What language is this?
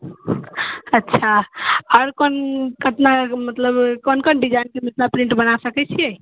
Maithili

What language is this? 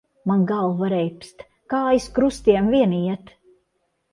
Latvian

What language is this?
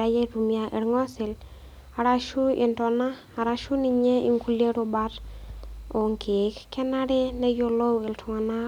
Masai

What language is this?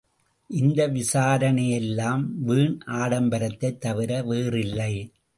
Tamil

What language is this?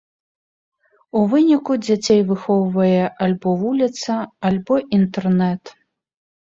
Belarusian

